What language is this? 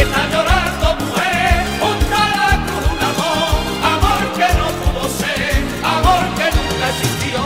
Spanish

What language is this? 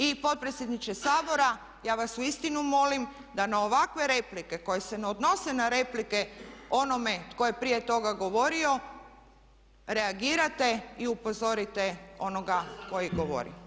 Croatian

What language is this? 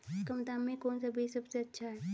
Hindi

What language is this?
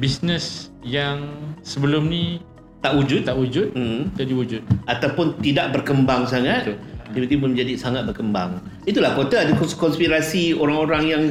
Malay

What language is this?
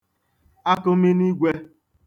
Igbo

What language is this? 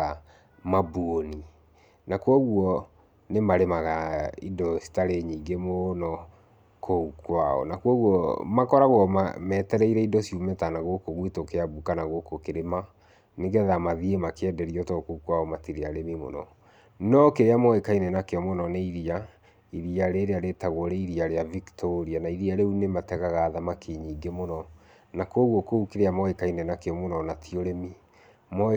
Kikuyu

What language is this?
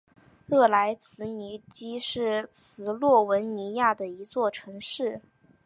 Chinese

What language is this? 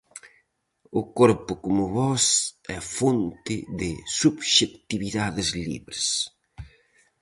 Galician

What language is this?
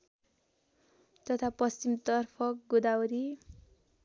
Nepali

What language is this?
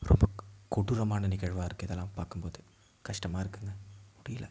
Tamil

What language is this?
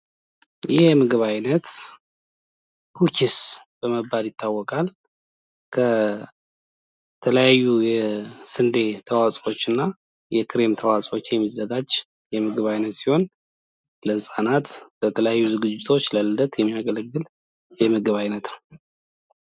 Amharic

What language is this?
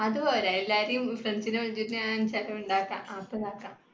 Malayalam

